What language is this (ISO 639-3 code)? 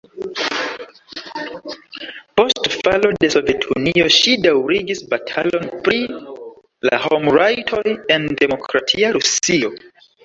epo